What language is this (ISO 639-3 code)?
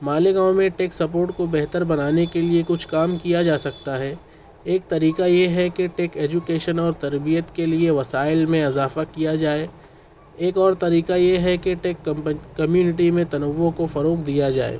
urd